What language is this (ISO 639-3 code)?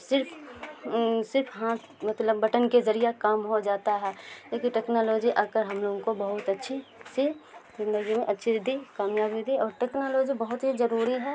urd